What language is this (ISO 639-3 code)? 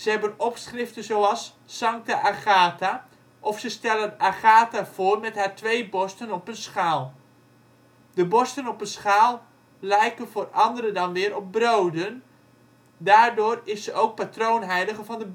nld